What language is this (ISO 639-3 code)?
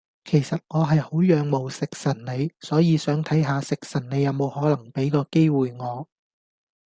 yue